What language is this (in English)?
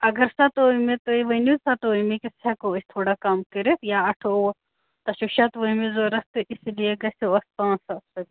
Kashmiri